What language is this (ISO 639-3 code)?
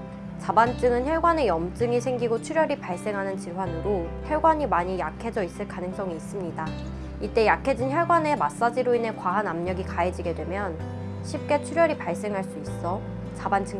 kor